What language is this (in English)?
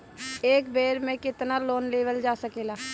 Bhojpuri